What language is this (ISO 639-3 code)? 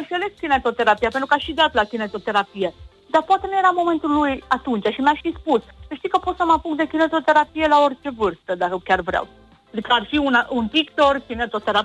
ron